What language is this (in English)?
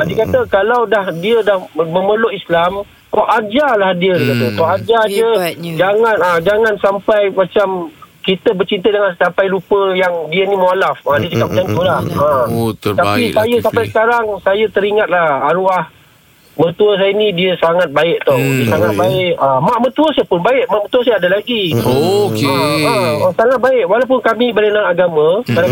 Malay